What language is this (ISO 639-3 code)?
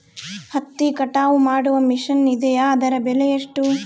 kan